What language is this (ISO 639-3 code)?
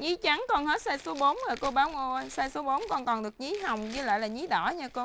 vie